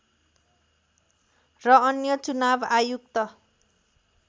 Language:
Nepali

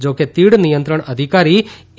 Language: Gujarati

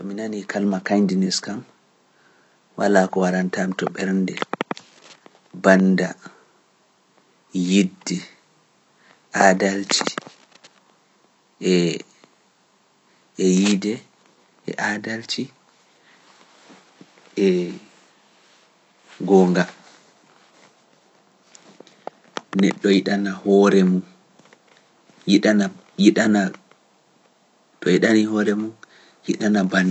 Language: Pular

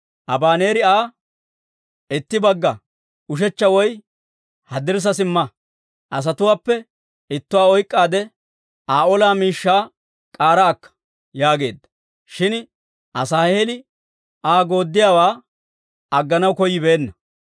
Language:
Dawro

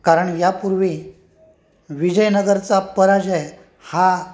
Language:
Marathi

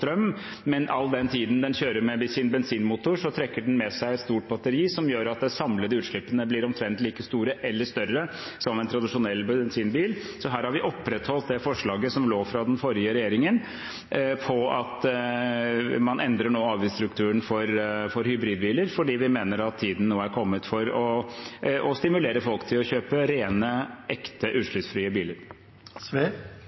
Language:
Norwegian Bokmål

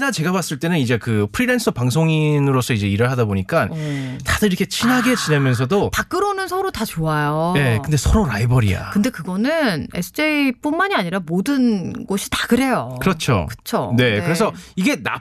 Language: Korean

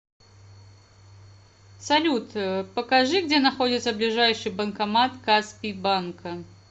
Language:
Russian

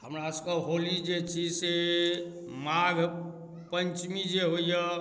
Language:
Maithili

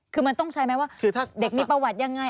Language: Thai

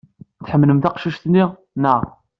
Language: Kabyle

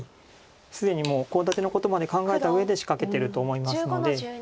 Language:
Japanese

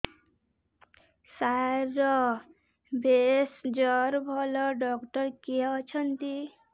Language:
Odia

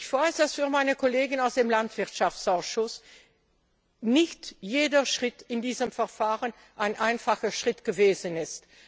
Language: German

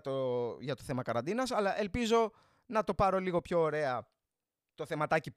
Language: Greek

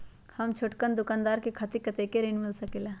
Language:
Magahi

